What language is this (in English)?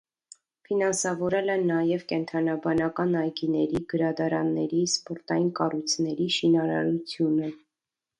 Armenian